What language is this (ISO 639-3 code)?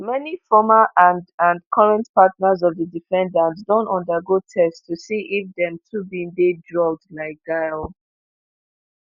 pcm